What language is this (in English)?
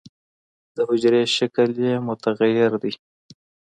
Pashto